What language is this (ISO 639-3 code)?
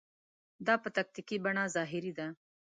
pus